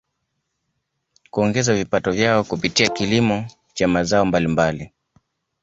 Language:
Swahili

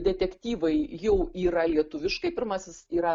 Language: Lithuanian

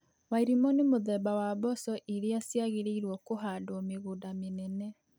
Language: Kikuyu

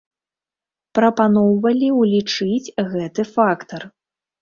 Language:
Belarusian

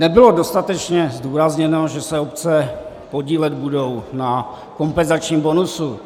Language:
Czech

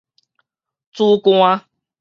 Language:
Min Nan Chinese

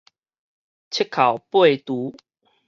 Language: Min Nan Chinese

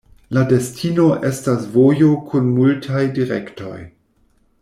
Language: Esperanto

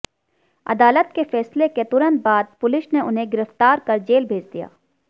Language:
Hindi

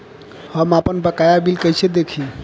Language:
Bhojpuri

